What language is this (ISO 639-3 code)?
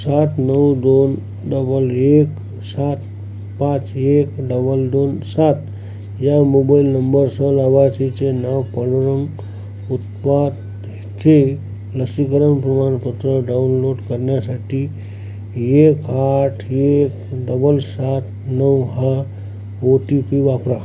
mar